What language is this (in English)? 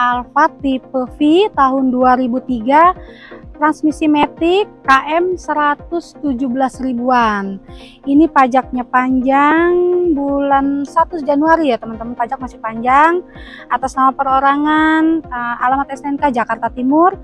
Indonesian